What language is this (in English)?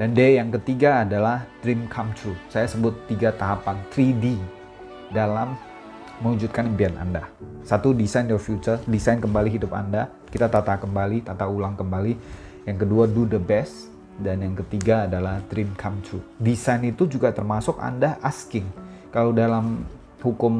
Indonesian